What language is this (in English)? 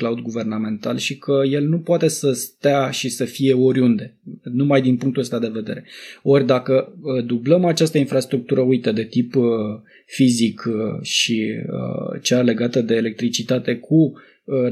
Romanian